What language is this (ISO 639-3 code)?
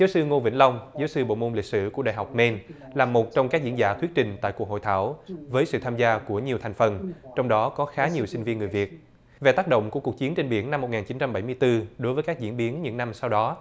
vie